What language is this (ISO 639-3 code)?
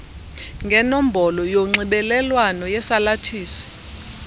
xho